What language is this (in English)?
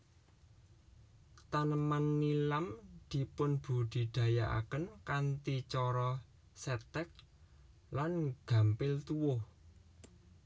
Javanese